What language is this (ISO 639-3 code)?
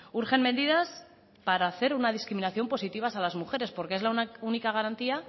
spa